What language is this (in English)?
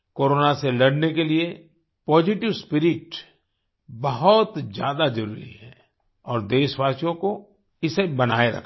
Hindi